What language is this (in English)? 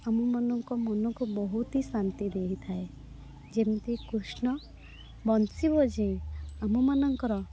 Odia